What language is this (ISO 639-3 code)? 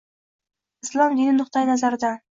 uzb